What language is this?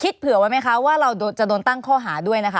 Thai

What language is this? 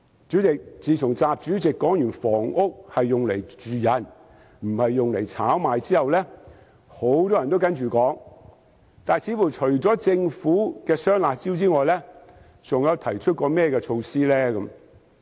Cantonese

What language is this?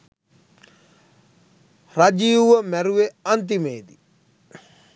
Sinhala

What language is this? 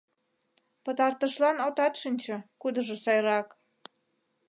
Mari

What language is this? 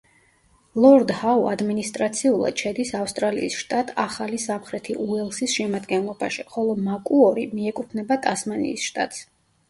Georgian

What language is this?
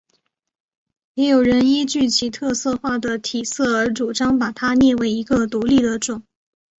Chinese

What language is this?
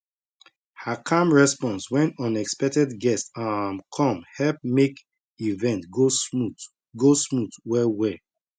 Nigerian Pidgin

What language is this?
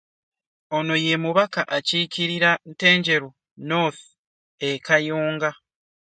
Ganda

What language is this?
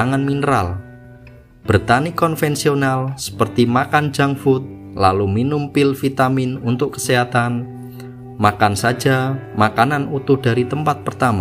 Indonesian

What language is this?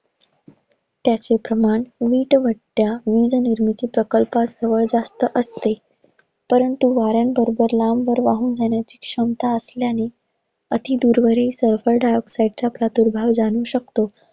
Marathi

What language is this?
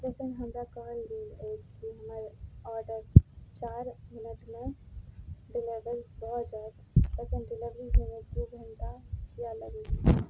Maithili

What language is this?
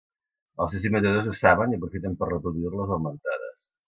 Catalan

